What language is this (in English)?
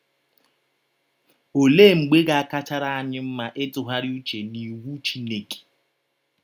Igbo